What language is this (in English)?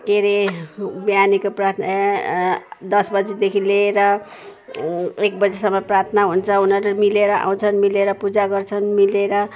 Nepali